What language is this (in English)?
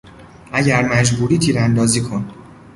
Persian